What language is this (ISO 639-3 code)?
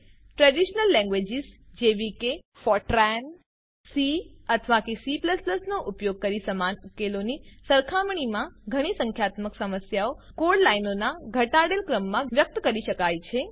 guj